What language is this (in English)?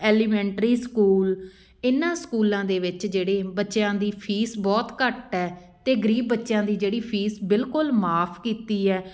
Punjabi